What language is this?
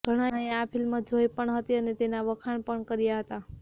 Gujarati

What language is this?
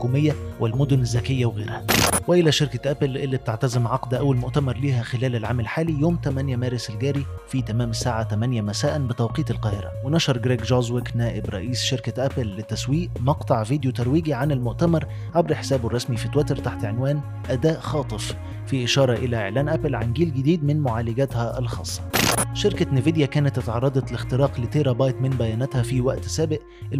Arabic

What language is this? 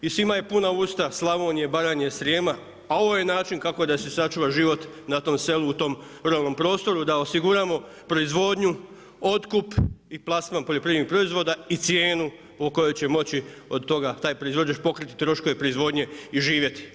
Croatian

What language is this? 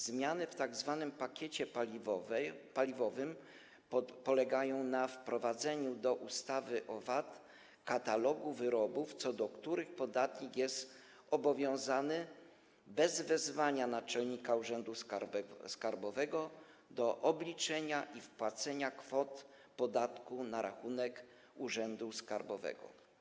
Polish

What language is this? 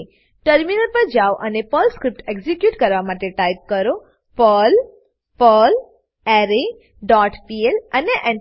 Gujarati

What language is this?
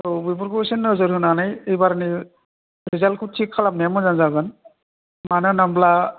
Bodo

